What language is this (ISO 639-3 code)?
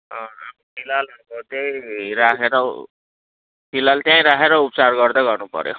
nep